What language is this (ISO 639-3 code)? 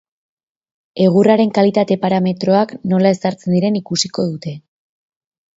eus